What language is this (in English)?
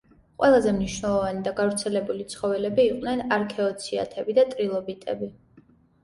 Georgian